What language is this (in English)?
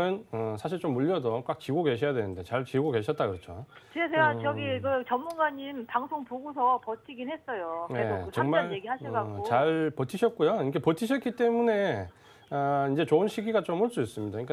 Korean